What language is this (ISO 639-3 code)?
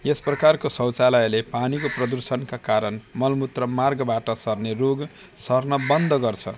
nep